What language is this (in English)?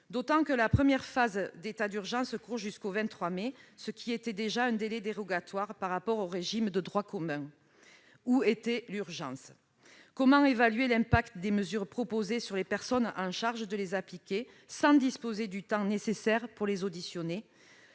French